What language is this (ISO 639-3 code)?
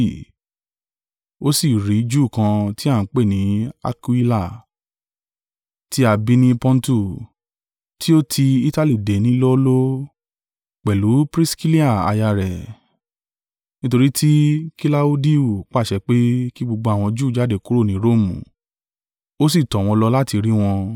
yor